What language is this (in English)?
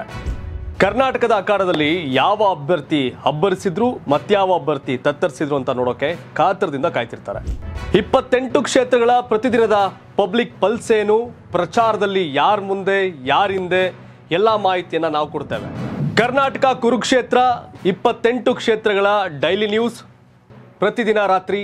Kannada